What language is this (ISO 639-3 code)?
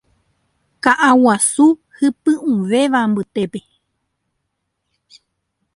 grn